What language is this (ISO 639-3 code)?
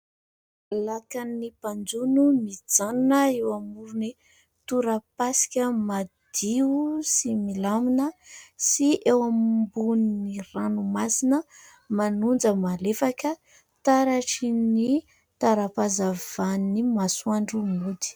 mlg